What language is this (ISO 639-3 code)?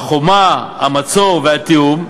heb